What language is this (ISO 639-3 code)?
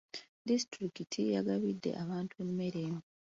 lug